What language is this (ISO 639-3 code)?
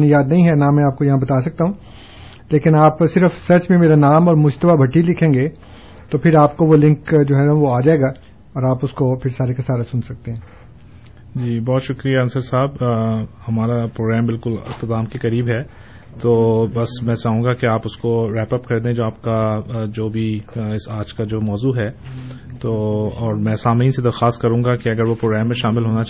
urd